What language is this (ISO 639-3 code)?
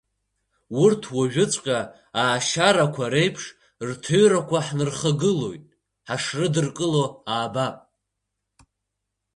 abk